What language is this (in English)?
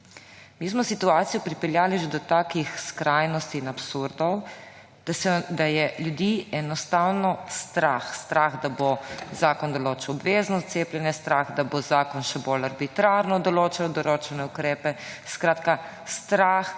Slovenian